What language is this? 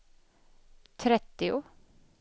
Swedish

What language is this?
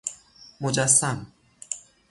Persian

